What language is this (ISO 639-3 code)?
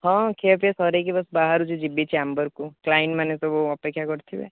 ori